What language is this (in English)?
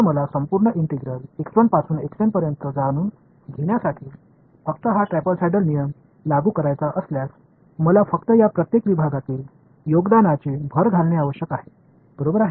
Marathi